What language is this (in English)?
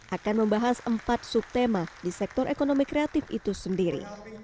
Indonesian